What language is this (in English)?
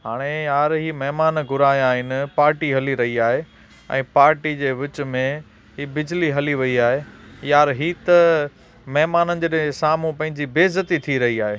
Sindhi